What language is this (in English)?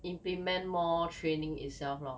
English